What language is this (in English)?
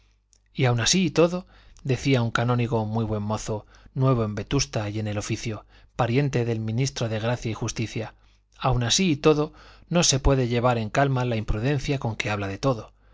Spanish